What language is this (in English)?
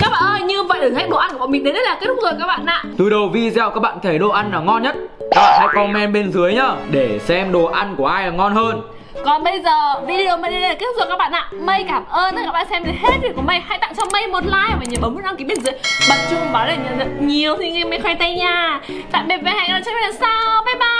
Vietnamese